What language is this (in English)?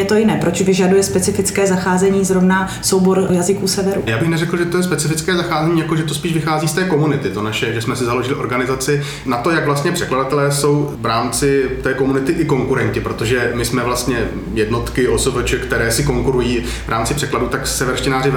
Czech